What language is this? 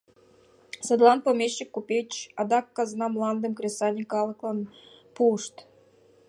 Mari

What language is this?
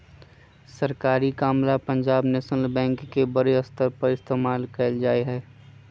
Magahi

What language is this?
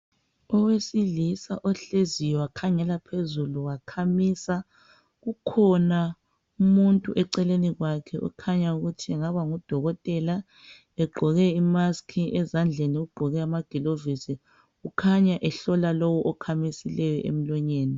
North Ndebele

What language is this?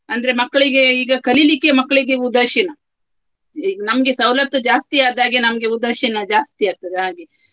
Kannada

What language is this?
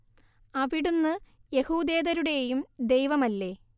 Malayalam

